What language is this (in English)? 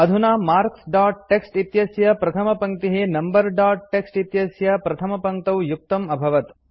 Sanskrit